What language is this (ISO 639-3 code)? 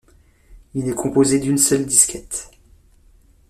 fra